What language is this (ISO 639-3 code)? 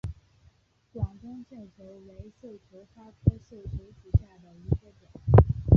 zho